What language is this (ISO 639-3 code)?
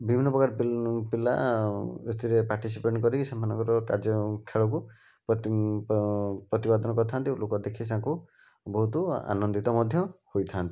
ori